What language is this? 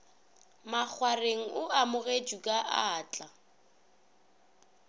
Northern Sotho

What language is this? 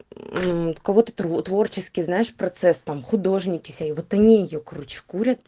Russian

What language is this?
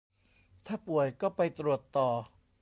Thai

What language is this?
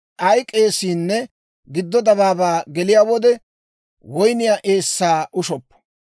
Dawro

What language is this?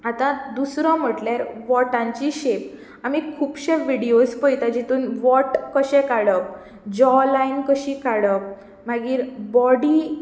Konkani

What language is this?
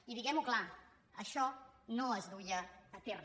Catalan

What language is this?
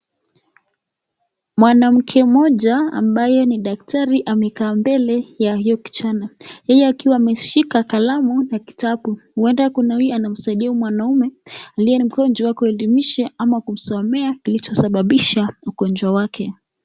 Swahili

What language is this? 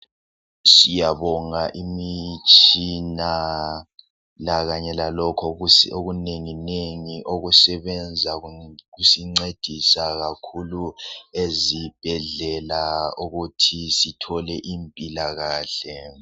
North Ndebele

